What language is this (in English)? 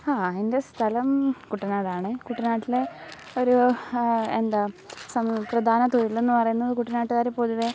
Malayalam